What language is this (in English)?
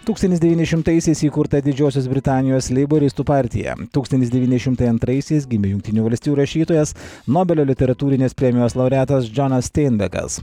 Lithuanian